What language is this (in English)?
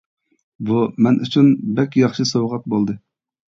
Uyghur